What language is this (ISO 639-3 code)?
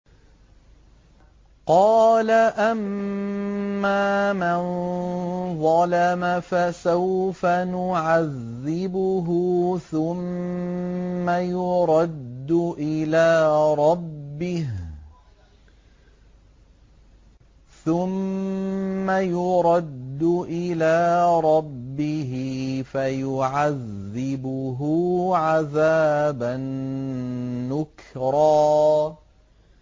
ara